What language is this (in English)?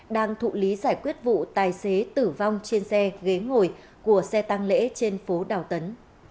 Vietnamese